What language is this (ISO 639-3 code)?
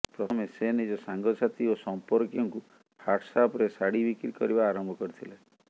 ori